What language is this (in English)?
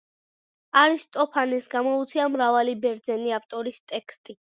Georgian